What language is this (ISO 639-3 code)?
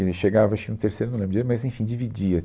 por